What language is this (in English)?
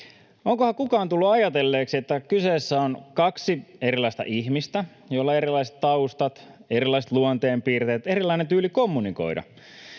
Finnish